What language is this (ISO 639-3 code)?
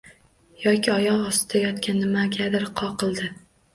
uzb